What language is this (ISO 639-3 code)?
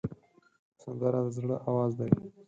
pus